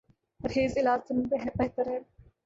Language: Urdu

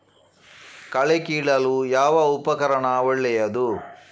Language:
Kannada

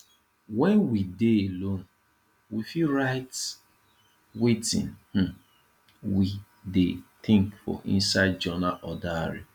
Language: Nigerian Pidgin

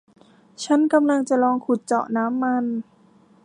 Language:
Thai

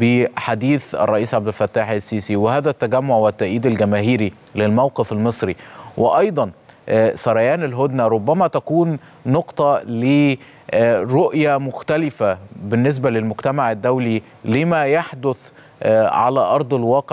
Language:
Arabic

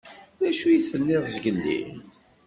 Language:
Kabyle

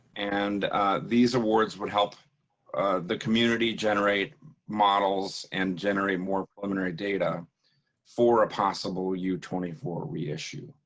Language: English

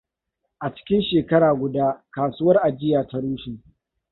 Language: Hausa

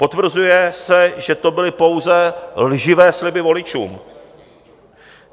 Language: Czech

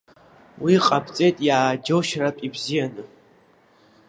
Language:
Abkhazian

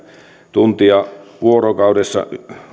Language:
Finnish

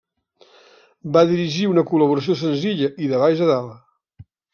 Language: Catalan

